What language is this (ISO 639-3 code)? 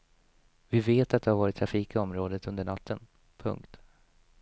swe